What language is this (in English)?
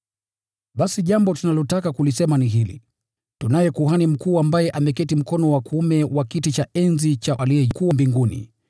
Swahili